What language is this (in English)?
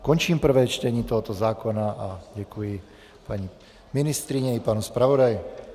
Czech